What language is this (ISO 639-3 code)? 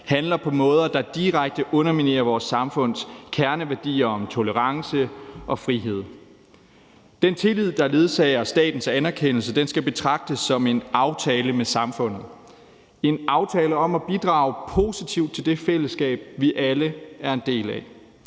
dan